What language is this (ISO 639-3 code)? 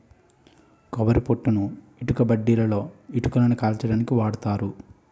tel